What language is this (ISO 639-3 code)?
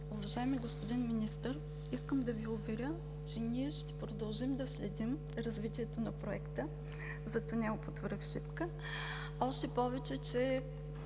bul